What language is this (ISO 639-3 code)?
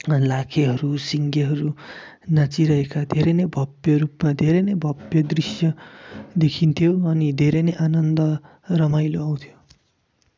nep